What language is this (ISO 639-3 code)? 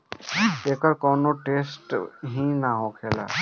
bho